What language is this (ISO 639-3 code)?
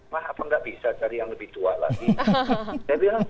ind